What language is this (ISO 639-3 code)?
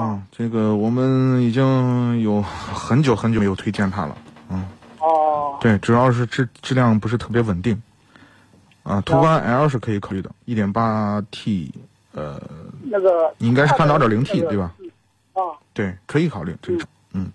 zho